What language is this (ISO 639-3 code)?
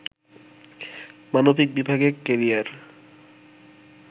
ben